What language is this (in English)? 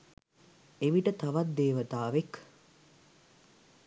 Sinhala